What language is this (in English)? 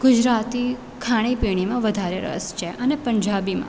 Gujarati